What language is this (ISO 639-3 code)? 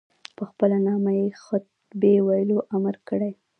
pus